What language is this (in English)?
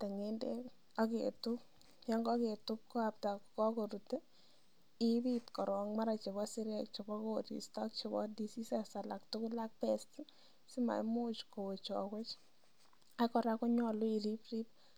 Kalenjin